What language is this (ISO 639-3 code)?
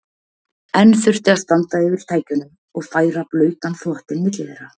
isl